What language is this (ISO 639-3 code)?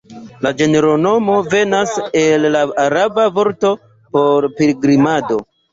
epo